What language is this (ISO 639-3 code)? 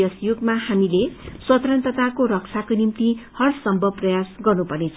nep